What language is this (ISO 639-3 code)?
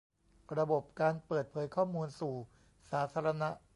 tha